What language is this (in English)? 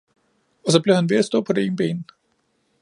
Danish